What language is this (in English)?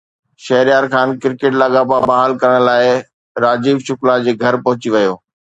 Sindhi